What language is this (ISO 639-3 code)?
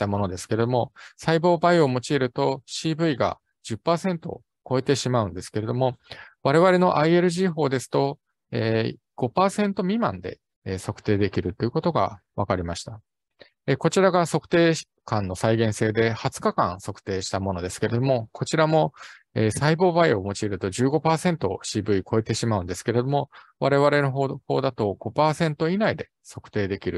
jpn